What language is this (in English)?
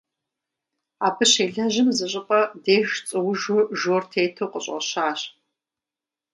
Kabardian